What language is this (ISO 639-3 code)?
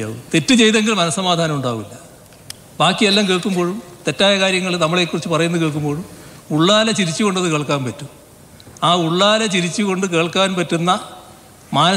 mal